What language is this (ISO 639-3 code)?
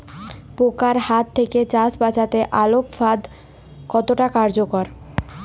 ben